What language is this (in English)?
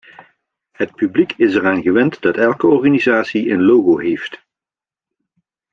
Dutch